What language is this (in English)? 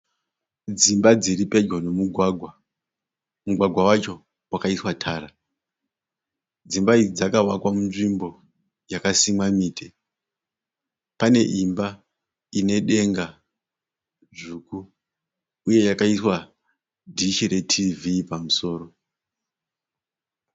Shona